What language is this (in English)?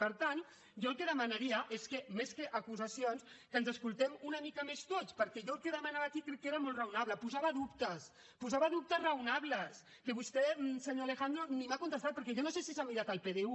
Catalan